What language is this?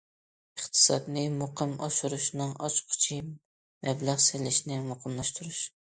Uyghur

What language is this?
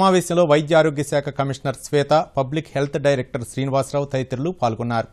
Hindi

